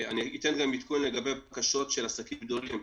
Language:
Hebrew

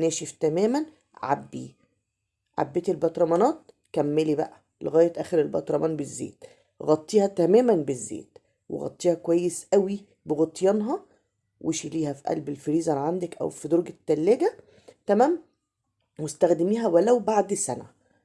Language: Arabic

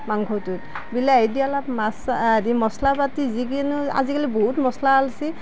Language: Assamese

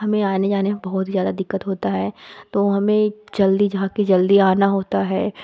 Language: Hindi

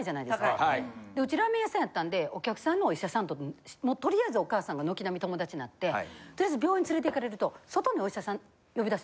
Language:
Japanese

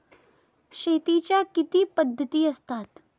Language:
Marathi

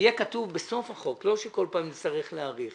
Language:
Hebrew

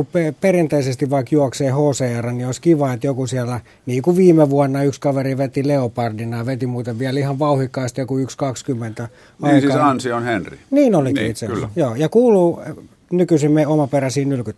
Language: Finnish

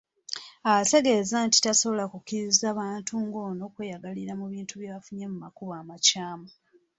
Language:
Ganda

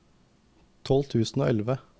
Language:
Norwegian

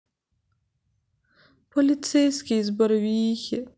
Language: Russian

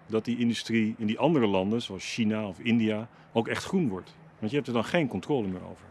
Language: Dutch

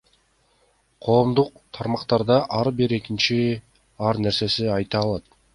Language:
Kyrgyz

